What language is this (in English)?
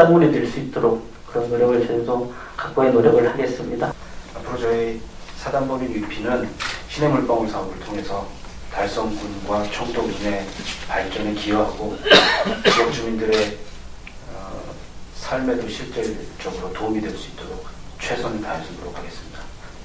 Korean